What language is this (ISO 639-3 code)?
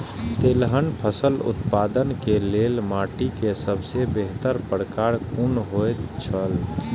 mai